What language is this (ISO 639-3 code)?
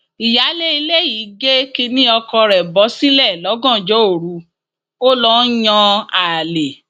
yor